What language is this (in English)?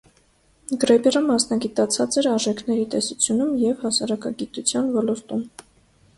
Armenian